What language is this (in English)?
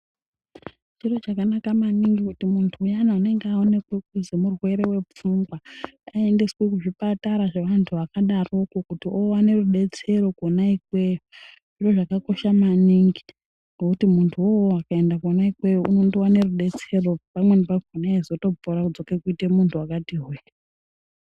Ndau